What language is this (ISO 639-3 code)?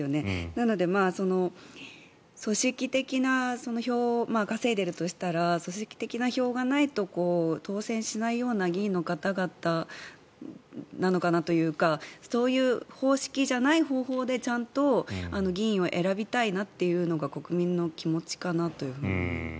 jpn